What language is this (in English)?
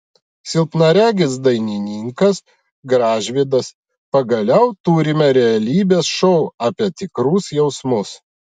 Lithuanian